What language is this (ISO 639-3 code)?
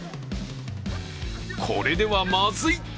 jpn